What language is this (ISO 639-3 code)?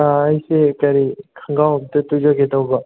mni